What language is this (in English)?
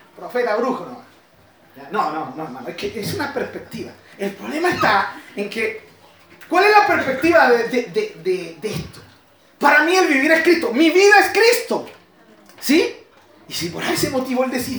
Spanish